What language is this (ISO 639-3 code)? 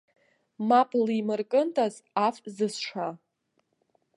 abk